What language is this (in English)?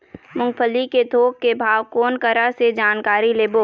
Chhattisgarhi